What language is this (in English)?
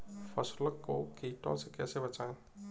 Hindi